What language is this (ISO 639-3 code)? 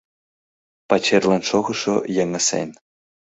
chm